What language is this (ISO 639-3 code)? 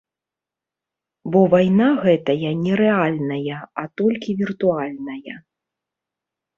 bel